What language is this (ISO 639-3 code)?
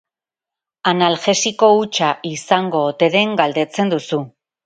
eus